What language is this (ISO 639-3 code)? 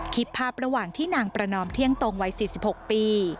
tha